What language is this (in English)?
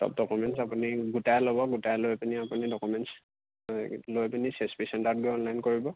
Assamese